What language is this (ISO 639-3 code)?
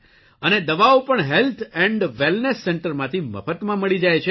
guj